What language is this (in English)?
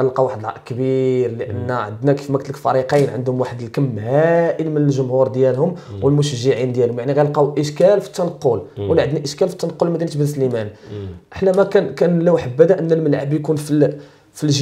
Arabic